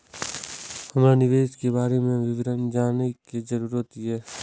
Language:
Maithili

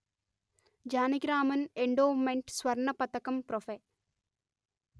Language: Telugu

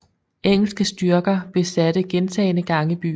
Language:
Danish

